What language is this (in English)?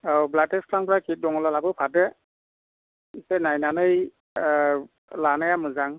Bodo